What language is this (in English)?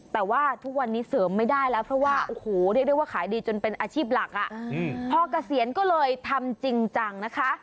Thai